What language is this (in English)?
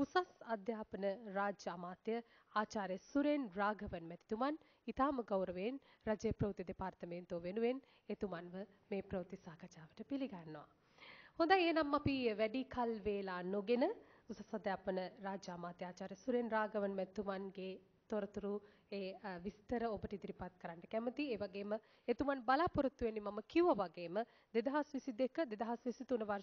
Turkish